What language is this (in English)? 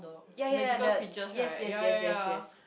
English